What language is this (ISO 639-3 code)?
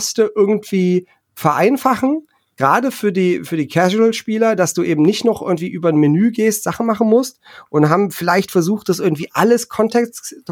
deu